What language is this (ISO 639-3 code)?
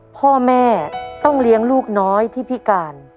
tha